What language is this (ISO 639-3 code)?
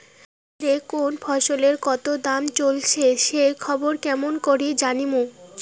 ben